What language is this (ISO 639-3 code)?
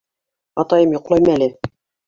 bak